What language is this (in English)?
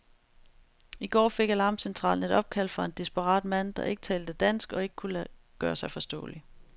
Danish